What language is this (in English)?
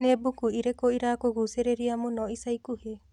Kikuyu